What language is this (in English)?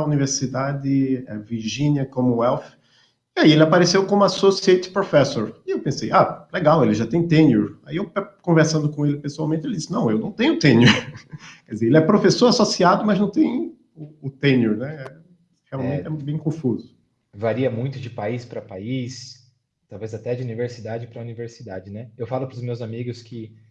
Portuguese